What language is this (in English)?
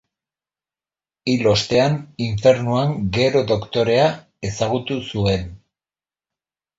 Basque